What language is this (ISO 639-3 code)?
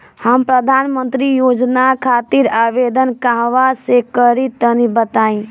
bho